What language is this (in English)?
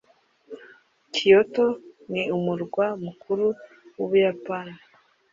Kinyarwanda